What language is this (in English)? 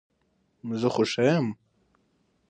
English